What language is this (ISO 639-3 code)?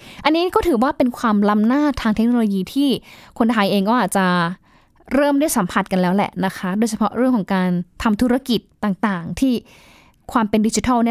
tha